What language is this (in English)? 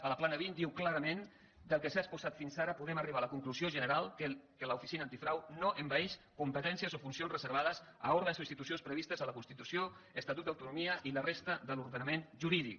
Catalan